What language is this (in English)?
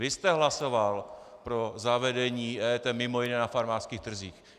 Czech